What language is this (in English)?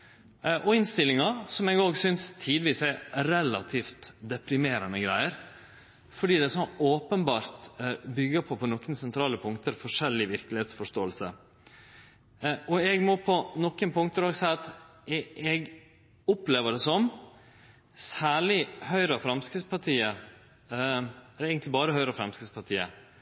Norwegian Nynorsk